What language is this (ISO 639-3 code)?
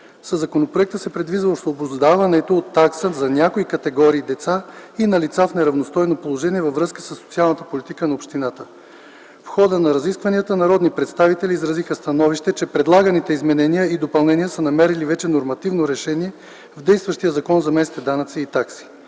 bul